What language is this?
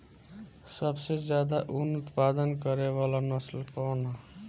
Bhojpuri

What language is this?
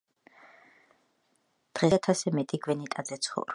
Georgian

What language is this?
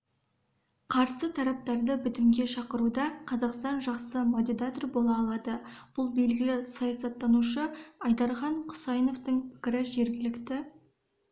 Kazakh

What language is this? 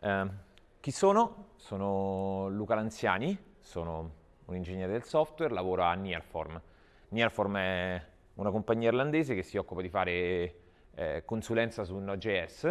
Italian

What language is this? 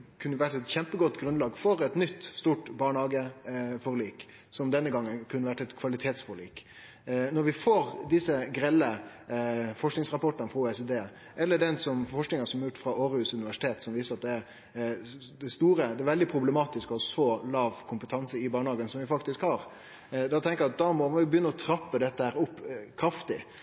Norwegian Nynorsk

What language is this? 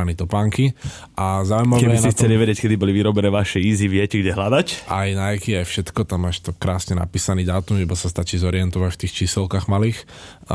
Slovak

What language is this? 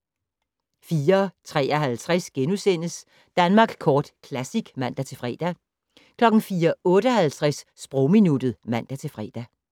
Danish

